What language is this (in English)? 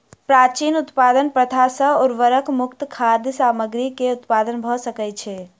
Maithili